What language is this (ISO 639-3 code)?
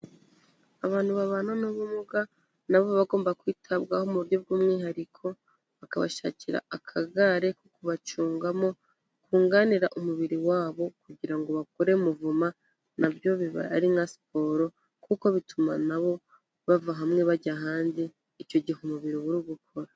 kin